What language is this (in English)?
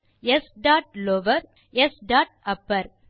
Tamil